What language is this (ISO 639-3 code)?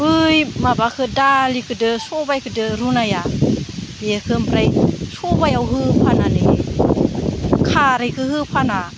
brx